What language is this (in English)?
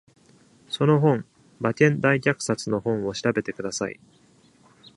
Japanese